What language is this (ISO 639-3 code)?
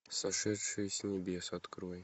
rus